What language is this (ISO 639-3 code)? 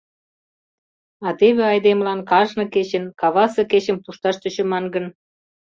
chm